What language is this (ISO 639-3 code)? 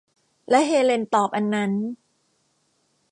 tha